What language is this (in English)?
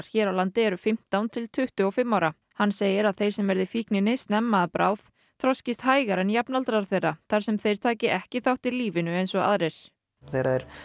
Icelandic